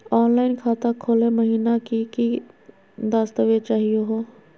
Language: Magahi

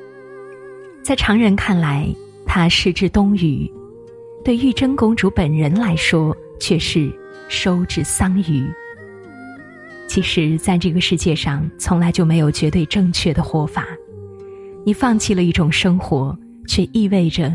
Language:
Chinese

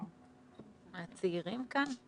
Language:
Hebrew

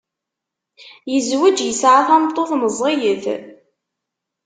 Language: Kabyle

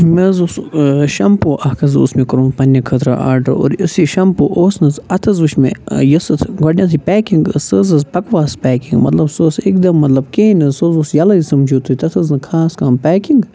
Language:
Kashmiri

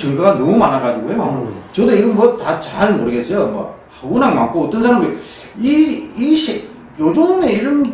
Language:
Korean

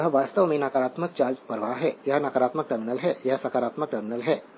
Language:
Hindi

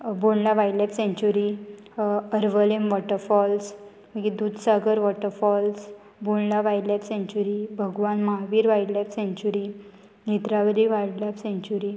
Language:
Konkani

